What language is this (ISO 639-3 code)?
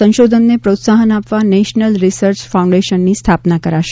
guj